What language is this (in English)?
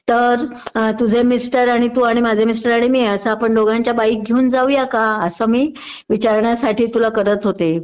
Marathi